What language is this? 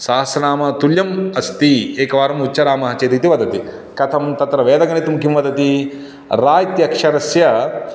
Sanskrit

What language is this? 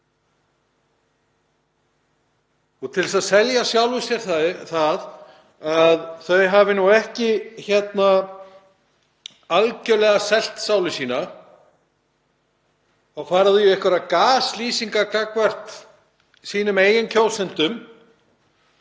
Icelandic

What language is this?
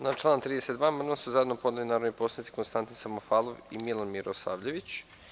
Serbian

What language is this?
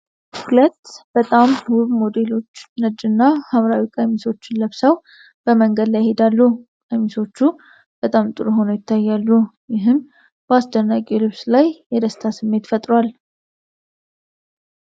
Amharic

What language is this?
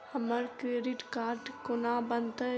Maithili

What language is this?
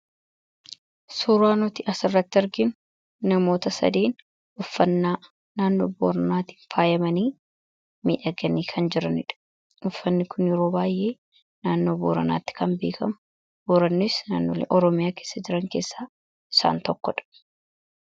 Oromo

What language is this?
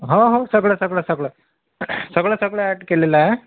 Marathi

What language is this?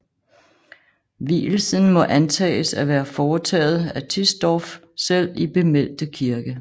Danish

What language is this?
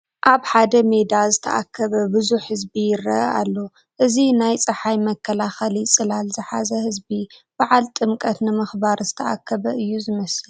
Tigrinya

